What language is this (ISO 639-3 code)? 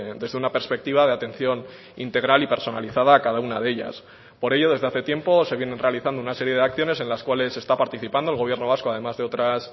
spa